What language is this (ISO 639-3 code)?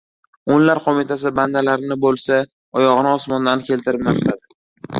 uzb